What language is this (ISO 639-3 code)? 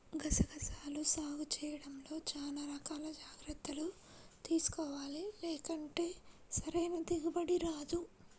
tel